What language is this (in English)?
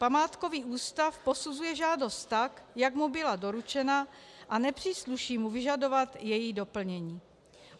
Czech